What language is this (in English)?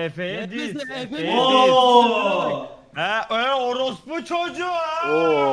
Turkish